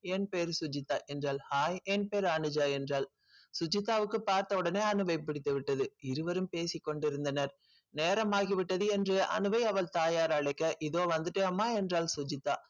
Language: Tamil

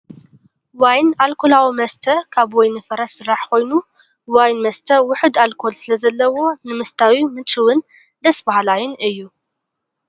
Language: Tigrinya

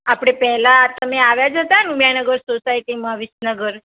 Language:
Gujarati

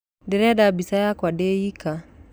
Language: Kikuyu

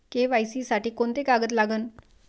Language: Marathi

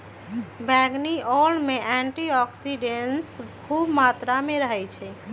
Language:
Magahi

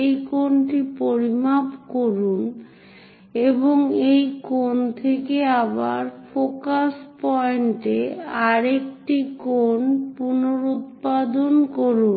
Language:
Bangla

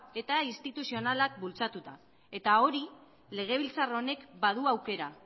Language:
Basque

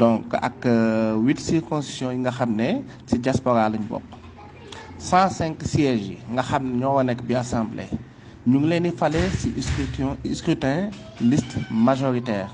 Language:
French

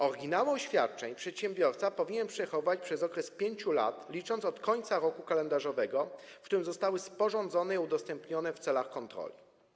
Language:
Polish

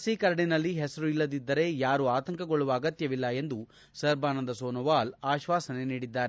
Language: Kannada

